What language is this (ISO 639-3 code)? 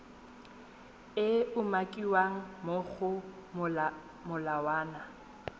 tsn